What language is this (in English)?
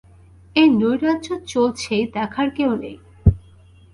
Bangla